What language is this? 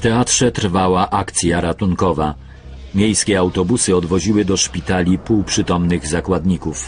Polish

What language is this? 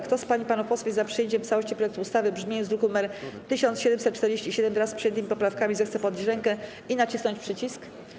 Polish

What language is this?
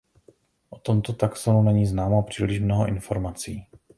Czech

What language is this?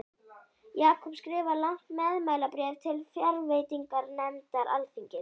Icelandic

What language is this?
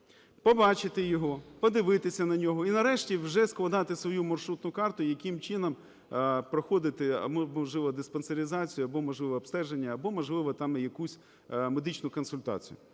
Ukrainian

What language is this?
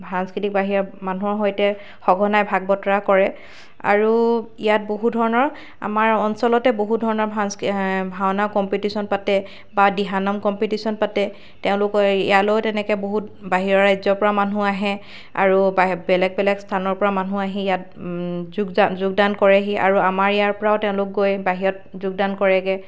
Assamese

